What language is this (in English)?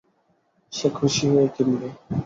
Bangla